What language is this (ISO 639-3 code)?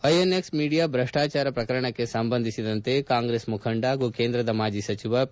kan